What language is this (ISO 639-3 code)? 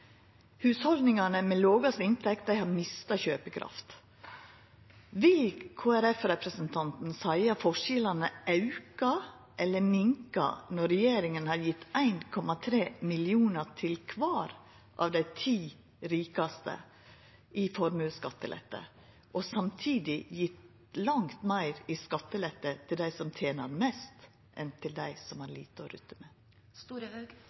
nno